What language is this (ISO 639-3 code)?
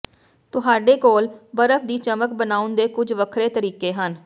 pan